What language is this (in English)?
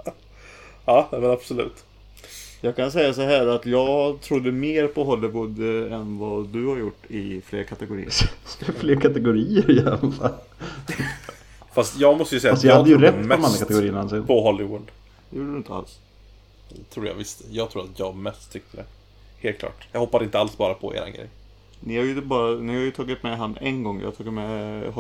Swedish